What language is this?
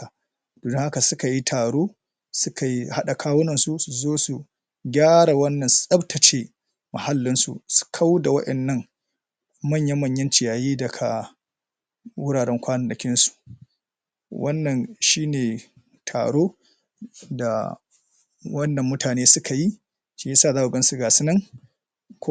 Hausa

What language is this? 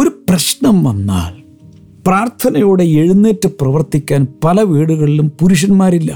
Malayalam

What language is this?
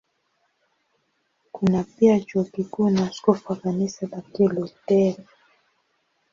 Swahili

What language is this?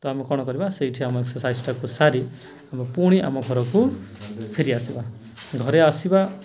Odia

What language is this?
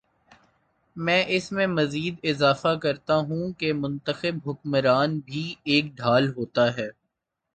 Urdu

